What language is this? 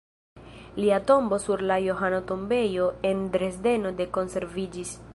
Esperanto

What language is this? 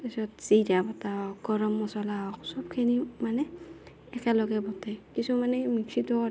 Assamese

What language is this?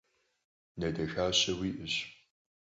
Kabardian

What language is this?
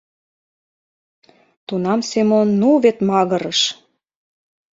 Mari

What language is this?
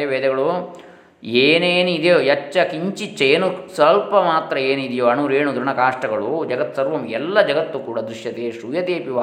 Kannada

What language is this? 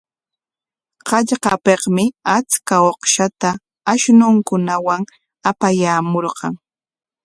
Corongo Ancash Quechua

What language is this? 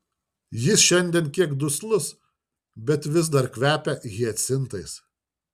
Lithuanian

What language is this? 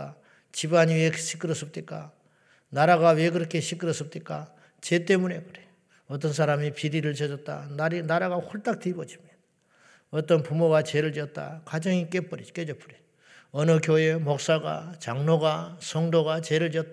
Korean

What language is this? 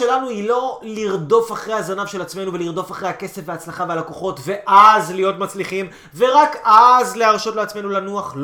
Hebrew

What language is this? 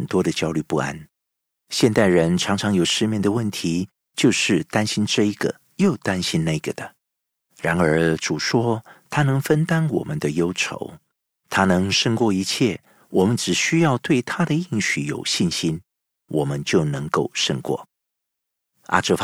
Chinese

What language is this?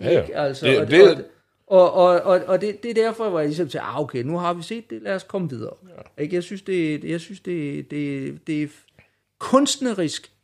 Danish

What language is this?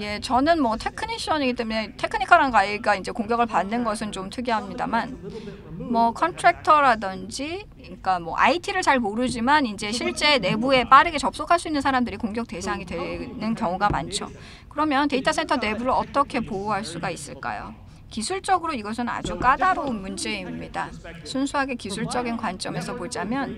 Korean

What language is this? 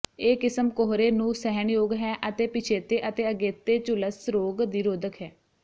Punjabi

